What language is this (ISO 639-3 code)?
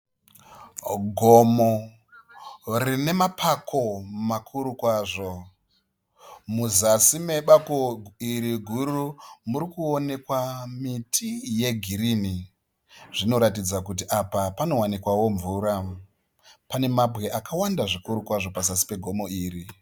sna